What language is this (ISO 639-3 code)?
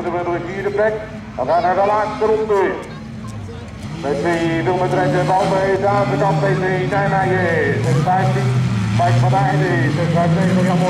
nld